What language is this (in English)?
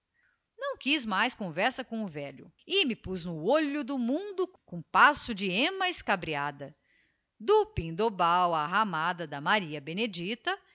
Portuguese